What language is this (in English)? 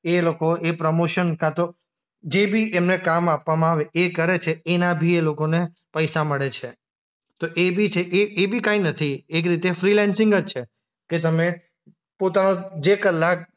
Gujarati